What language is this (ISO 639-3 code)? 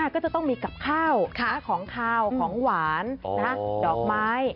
tha